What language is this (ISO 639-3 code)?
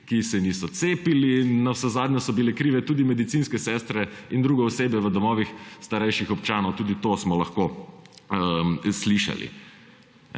slv